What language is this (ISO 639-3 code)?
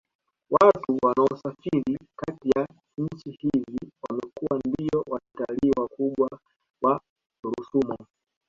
swa